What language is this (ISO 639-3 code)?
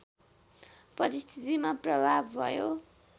nep